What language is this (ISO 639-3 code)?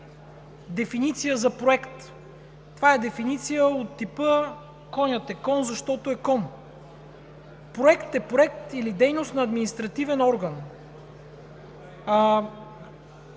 bul